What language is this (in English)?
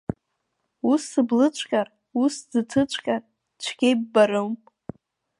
Abkhazian